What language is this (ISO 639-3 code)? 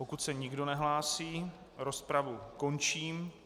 ces